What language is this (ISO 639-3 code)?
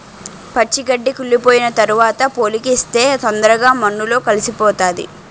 tel